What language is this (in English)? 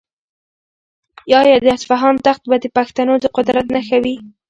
Pashto